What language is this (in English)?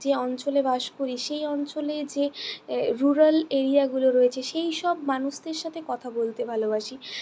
Bangla